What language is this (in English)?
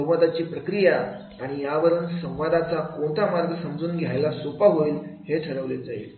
Marathi